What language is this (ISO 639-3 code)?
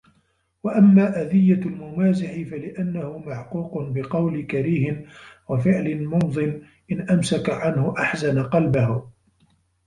ara